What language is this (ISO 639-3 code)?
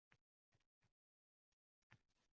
uzb